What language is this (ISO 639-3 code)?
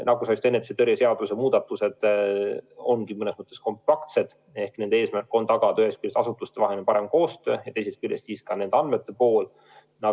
est